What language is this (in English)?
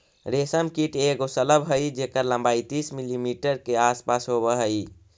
Magahi